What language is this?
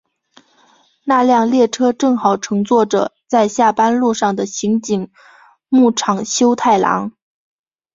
Chinese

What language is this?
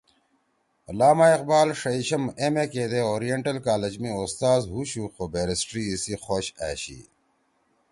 Torwali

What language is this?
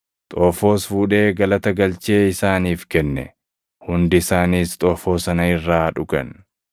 Oromo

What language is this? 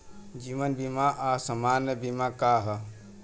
Bhojpuri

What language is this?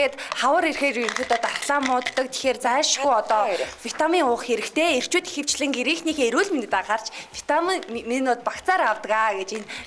Turkish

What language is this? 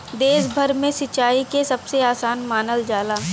Bhojpuri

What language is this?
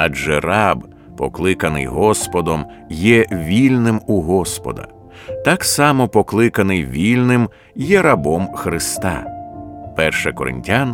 Ukrainian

